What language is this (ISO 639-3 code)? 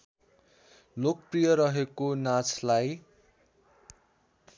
nep